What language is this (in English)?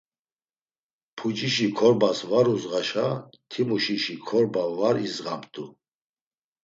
Laz